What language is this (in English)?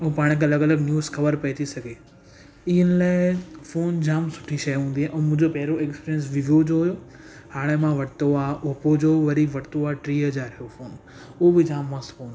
Sindhi